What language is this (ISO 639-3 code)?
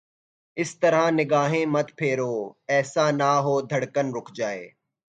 urd